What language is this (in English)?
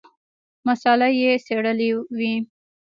Pashto